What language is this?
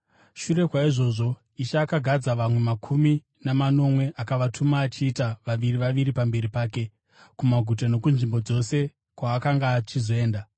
Shona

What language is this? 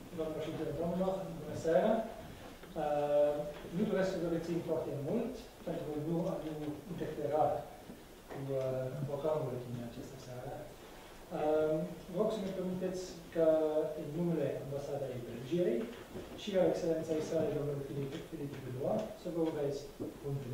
Romanian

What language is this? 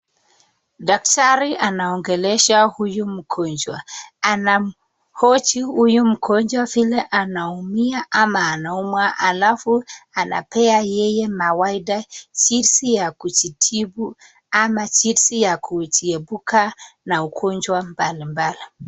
Swahili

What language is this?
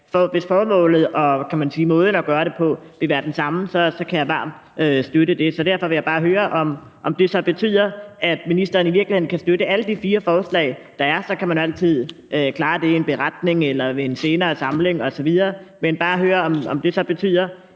Danish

